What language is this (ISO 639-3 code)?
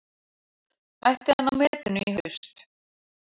isl